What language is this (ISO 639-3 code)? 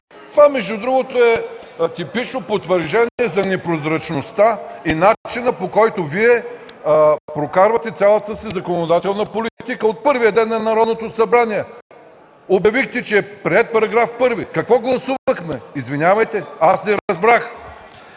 bul